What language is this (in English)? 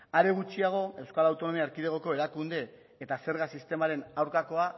Basque